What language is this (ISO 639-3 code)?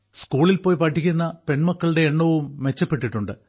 mal